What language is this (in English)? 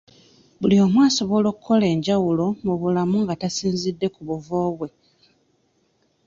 Ganda